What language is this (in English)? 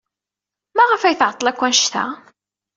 Kabyle